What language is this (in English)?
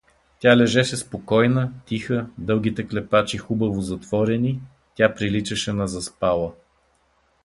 Bulgarian